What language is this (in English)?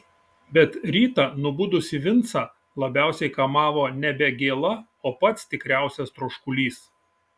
Lithuanian